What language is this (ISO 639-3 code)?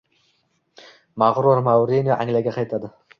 uzb